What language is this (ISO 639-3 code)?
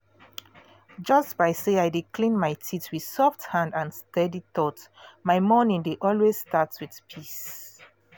pcm